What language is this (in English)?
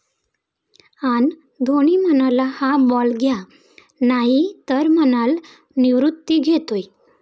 Marathi